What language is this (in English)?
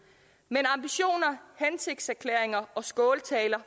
Danish